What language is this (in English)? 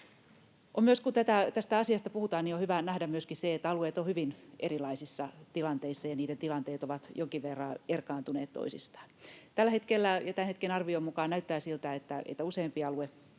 Finnish